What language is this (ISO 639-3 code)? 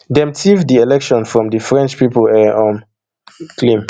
pcm